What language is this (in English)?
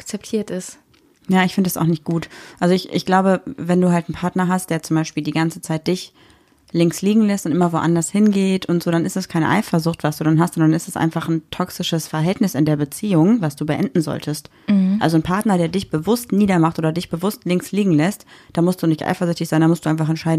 German